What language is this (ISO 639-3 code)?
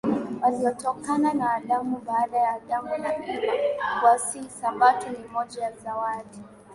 swa